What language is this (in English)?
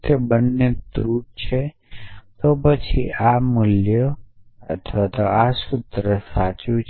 Gujarati